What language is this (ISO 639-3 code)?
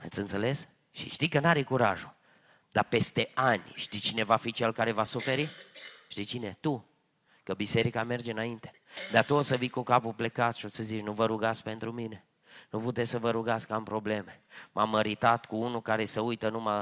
ron